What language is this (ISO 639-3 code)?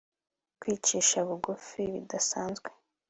kin